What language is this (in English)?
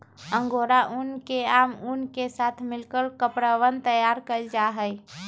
Magahi